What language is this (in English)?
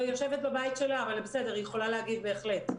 Hebrew